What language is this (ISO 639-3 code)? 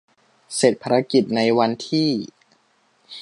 tha